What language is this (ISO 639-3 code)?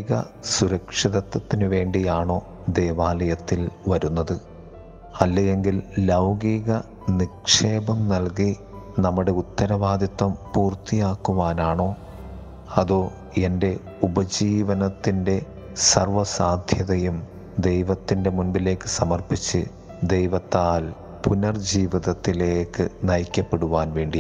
mal